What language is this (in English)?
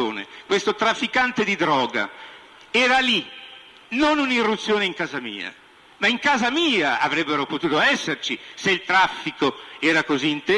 Italian